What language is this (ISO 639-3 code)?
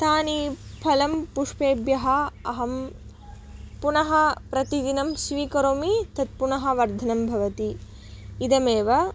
san